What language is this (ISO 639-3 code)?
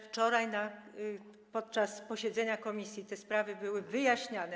pol